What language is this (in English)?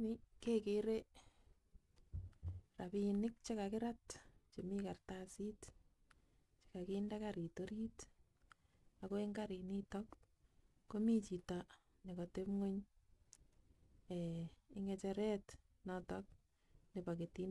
Kalenjin